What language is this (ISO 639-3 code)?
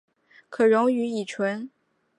zho